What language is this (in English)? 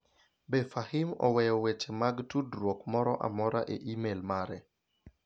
Luo (Kenya and Tanzania)